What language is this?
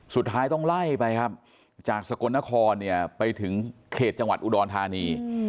Thai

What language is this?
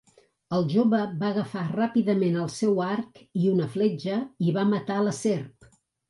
Catalan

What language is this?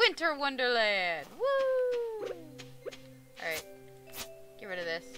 English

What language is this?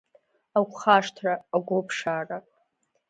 Abkhazian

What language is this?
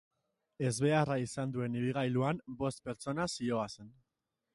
Basque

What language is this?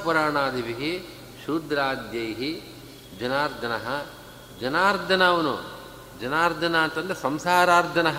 Kannada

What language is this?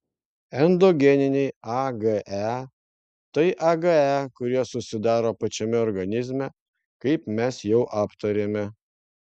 Lithuanian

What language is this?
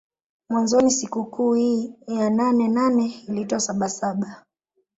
Swahili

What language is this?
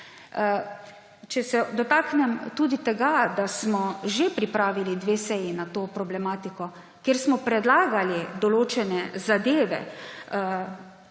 Slovenian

